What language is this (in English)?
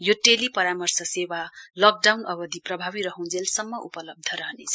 Nepali